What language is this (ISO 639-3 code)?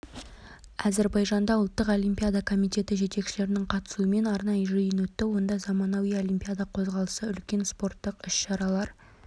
kaz